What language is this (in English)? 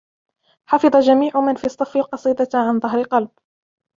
Arabic